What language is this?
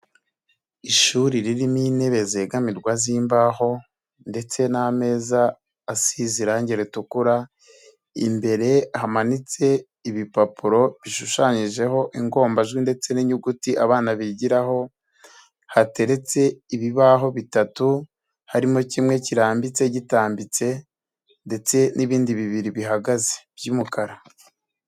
Kinyarwanda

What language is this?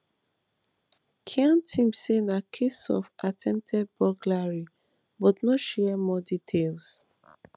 Nigerian Pidgin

